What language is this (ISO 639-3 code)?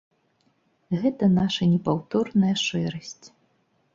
bel